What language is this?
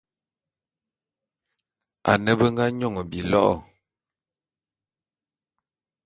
Bulu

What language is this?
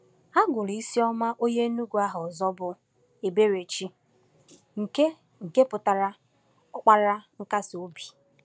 Igbo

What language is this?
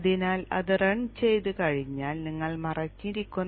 Malayalam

